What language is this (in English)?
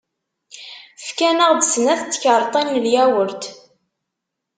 Kabyle